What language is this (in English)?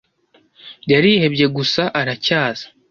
Kinyarwanda